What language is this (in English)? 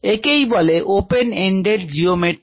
Bangla